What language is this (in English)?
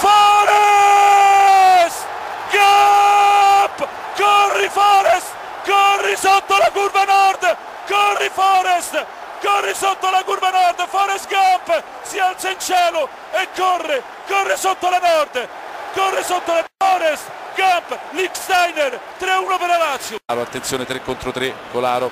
Italian